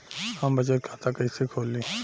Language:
Bhojpuri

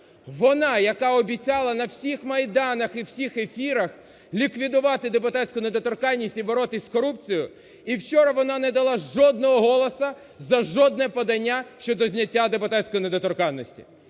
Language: Ukrainian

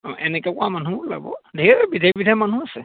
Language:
Assamese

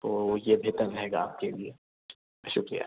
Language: Urdu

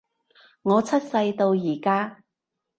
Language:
Cantonese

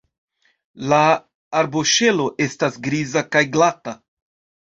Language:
Esperanto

